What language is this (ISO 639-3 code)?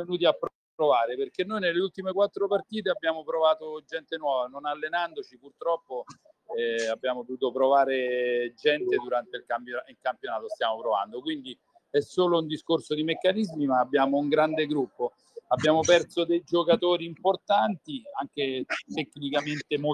ita